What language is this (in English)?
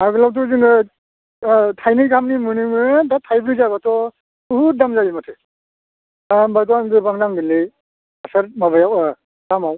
Bodo